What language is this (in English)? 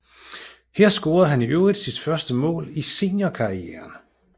Danish